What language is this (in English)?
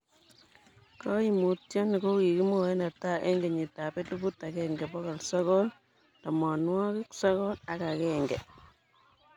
Kalenjin